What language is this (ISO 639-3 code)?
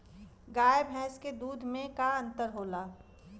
bho